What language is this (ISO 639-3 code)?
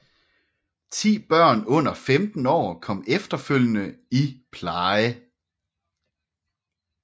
dan